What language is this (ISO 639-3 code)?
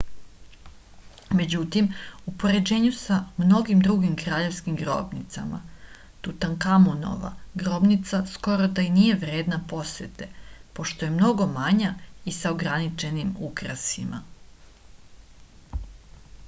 srp